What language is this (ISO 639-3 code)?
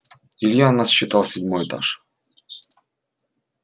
rus